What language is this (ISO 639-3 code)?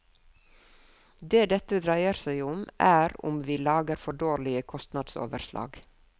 nor